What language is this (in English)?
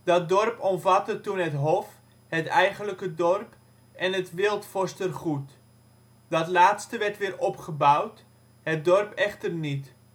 Dutch